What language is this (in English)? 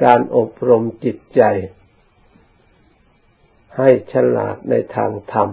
Thai